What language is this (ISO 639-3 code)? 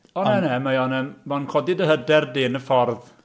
cym